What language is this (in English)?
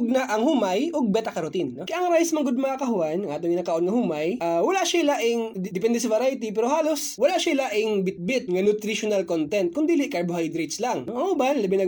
Filipino